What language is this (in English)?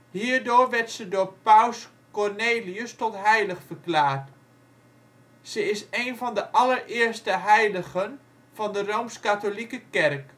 Dutch